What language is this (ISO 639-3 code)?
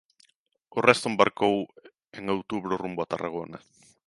glg